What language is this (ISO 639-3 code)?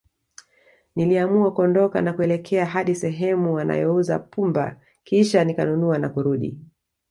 swa